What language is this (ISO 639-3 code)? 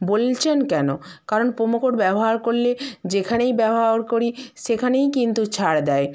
ben